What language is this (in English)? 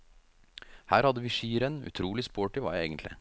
Norwegian